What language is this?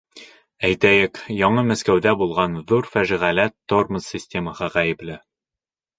Bashkir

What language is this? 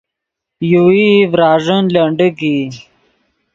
Yidgha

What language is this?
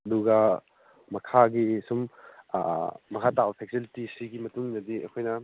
Manipuri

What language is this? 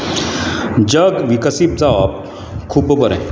Konkani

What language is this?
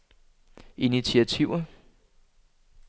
Danish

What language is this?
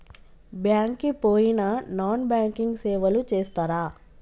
Telugu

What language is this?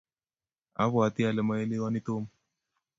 Kalenjin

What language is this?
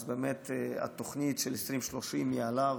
Hebrew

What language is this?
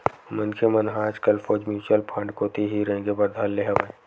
Chhattisgarhi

